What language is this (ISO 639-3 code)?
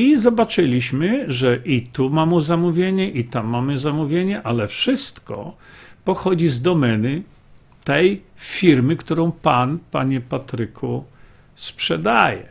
pol